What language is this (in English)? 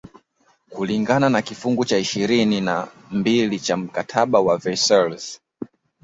Swahili